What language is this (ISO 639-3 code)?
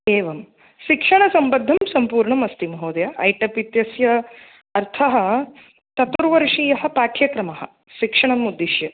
san